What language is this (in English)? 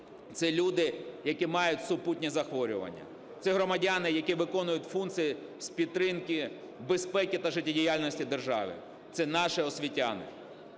Ukrainian